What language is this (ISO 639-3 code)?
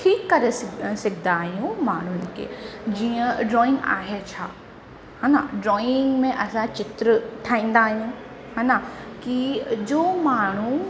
snd